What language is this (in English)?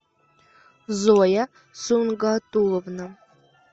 Russian